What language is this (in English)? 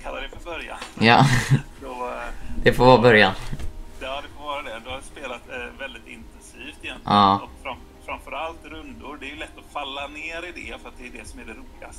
Swedish